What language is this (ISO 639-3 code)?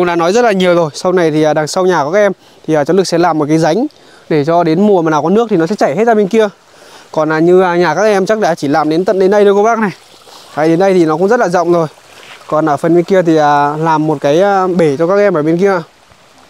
vie